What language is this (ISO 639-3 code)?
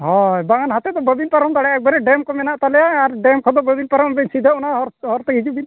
sat